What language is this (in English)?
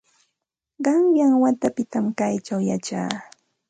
Santa Ana de Tusi Pasco Quechua